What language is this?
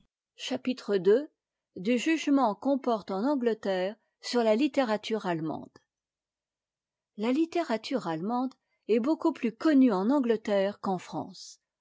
French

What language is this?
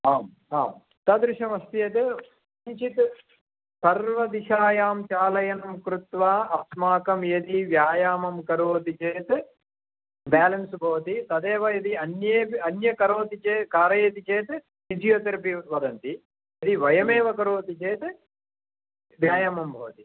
Sanskrit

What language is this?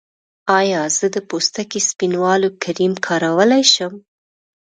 Pashto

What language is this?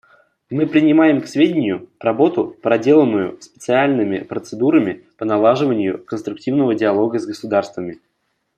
Russian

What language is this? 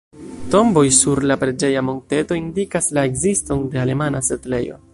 Esperanto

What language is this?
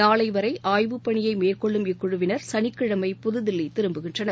Tamil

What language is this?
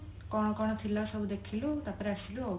Odia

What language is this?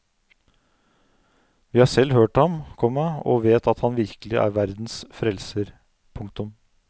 Norwegian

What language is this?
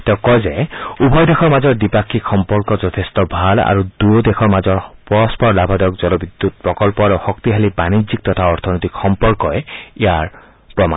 Assamese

